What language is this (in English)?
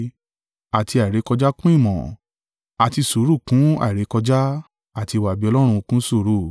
Yoruba